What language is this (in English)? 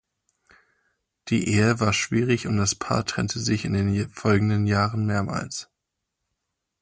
German